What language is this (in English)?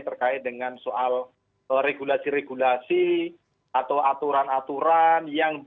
Indonesian